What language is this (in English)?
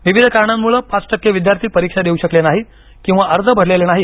Marathi